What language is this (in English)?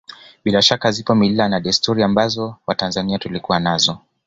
Swahili